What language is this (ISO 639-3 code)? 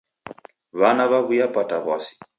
dav